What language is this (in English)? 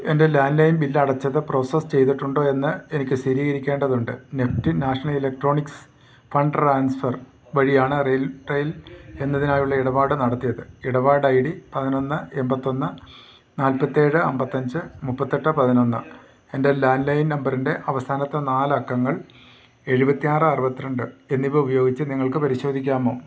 Malayalam